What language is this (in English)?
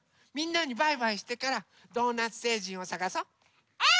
Japanese